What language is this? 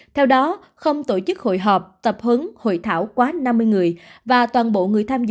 Vietnamese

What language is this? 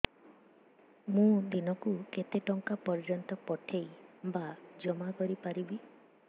Odia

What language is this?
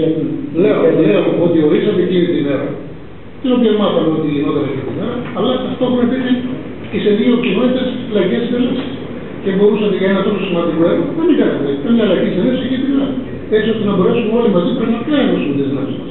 Greek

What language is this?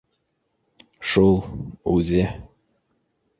Bashkir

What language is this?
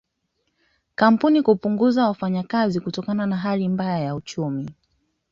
Swahili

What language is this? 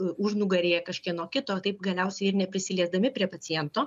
Lithuanian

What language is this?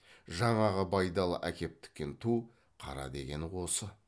Kazakh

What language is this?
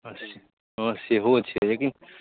Maithili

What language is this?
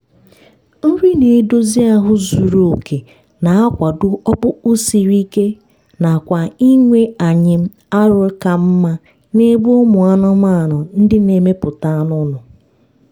Igbo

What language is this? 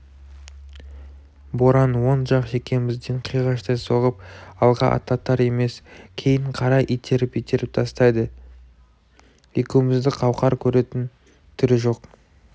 Kazakh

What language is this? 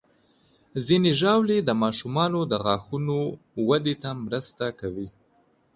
Pashto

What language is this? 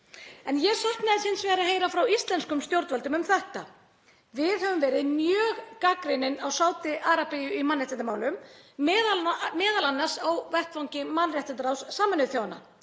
Icelandic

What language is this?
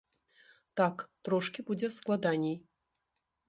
Belarusian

